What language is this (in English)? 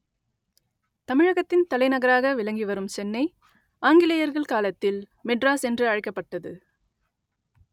Tamil